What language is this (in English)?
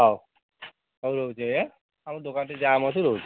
Odia